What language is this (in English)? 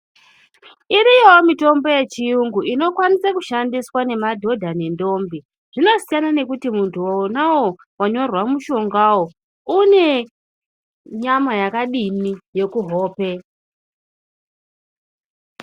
Ndau